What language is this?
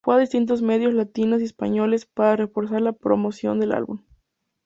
Spanish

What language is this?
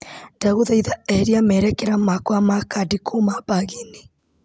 Kikuyu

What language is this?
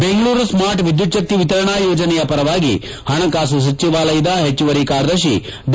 Kannada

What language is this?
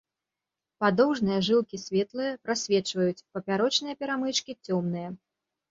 Belarusian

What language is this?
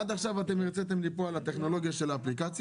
Hebrew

